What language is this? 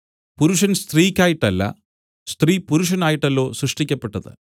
Malayalam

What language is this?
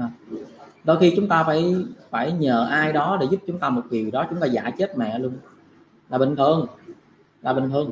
Vietnamese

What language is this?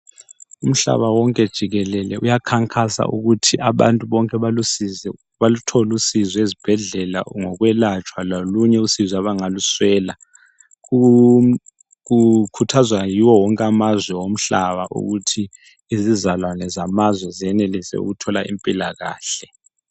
North Ndebele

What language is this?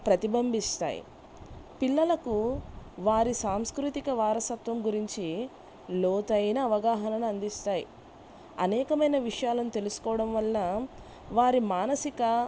Telugu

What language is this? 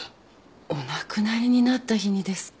Japanese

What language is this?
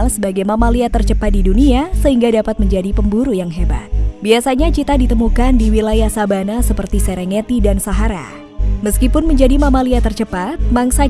Indonesian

